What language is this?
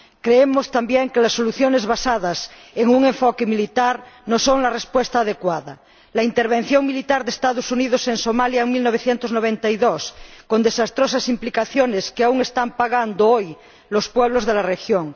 Spanish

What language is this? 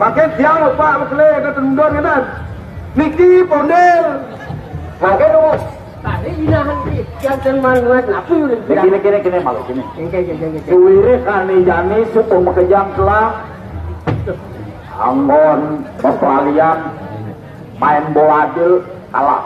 Indonesian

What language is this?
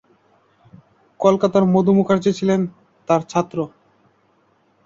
Bangla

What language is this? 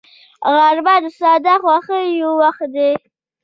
Pashto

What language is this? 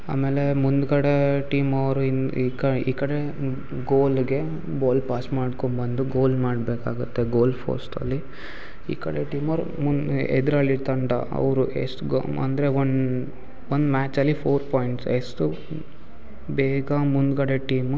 Kannada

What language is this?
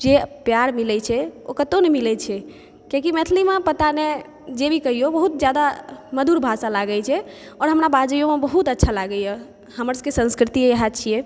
Maithili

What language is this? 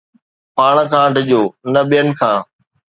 Sindhi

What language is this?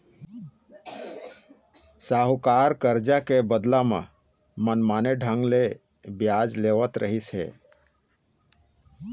Chhattisgarhi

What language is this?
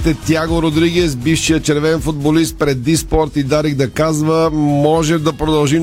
Bulgarian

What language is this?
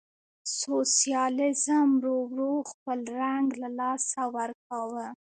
Pashto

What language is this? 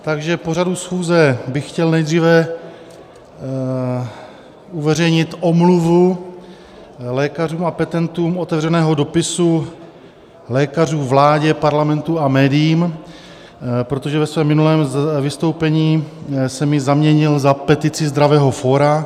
Czech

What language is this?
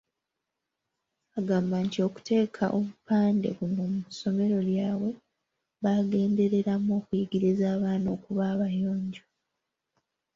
Ganda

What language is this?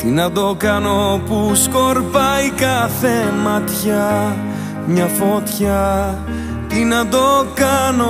Greek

